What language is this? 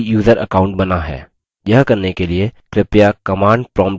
Hindi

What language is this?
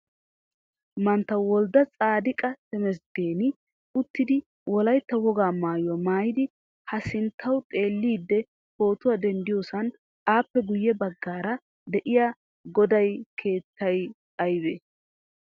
Wolaytta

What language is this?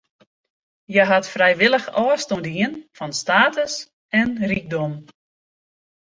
Western Frisian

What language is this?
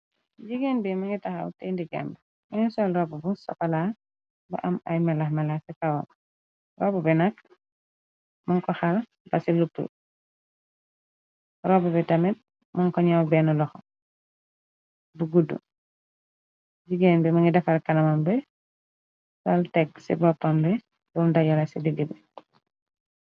Wolof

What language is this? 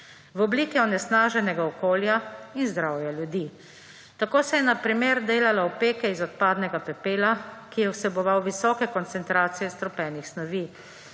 Slovenian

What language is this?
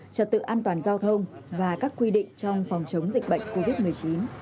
Vietnamese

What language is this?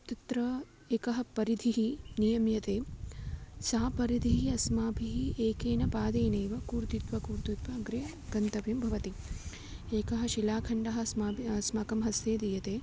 Sanskrit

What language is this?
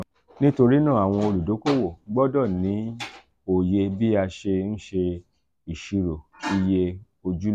Yoruba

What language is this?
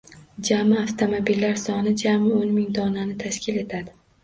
Uzbek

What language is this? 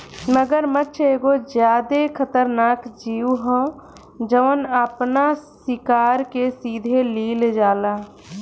Bhojpuri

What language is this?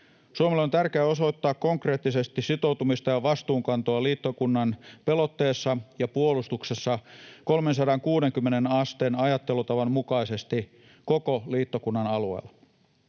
Finnish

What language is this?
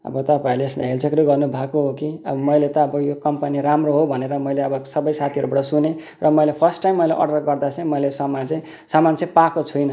Nepali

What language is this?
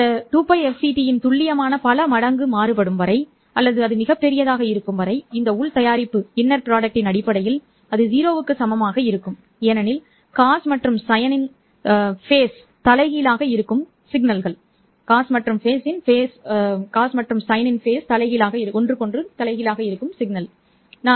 Tamil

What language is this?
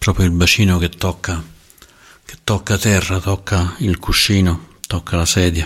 Italian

